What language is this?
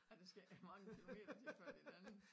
Danish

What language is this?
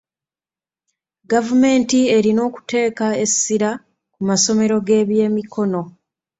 Ganda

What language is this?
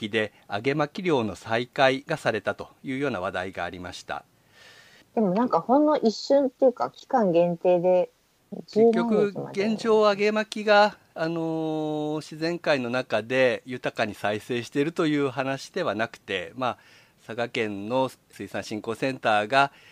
Japanese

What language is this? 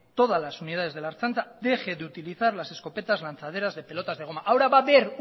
Spanish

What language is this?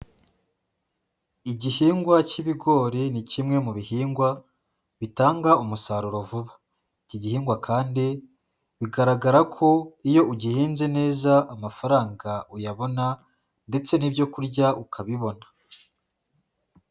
Kinyarwanda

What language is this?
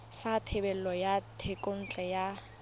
Tswana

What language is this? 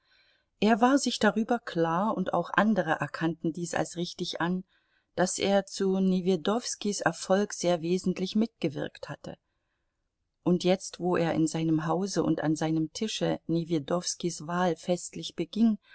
German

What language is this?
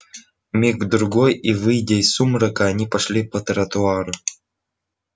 Russian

